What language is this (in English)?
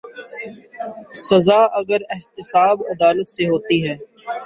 Urdu